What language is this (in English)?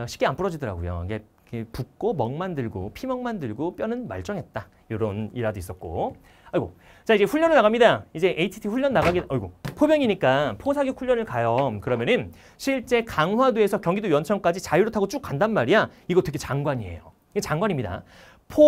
Korean